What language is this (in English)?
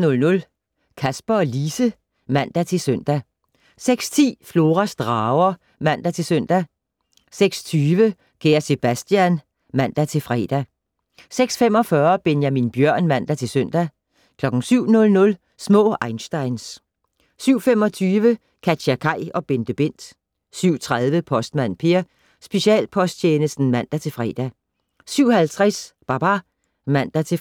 Danish